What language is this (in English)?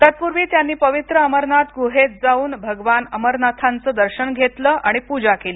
Marathi